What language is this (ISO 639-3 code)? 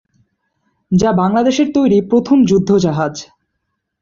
ben